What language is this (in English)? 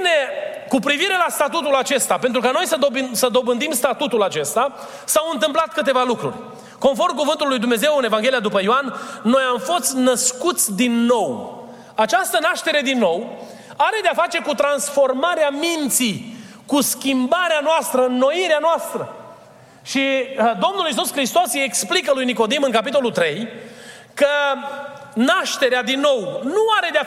Romanian